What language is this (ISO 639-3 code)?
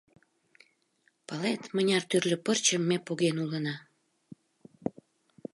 chm